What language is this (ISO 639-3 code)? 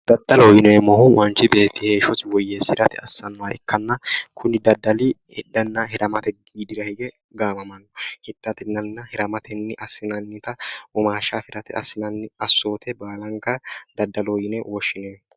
sid